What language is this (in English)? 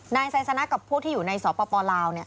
Thai